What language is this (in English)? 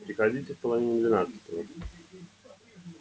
Russian